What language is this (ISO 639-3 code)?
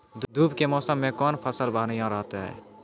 mai